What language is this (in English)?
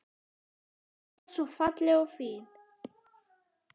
Icelandic